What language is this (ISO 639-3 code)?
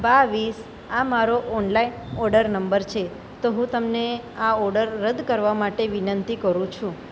guj